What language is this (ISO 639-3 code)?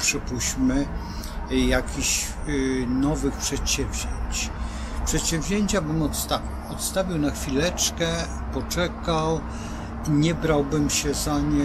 pol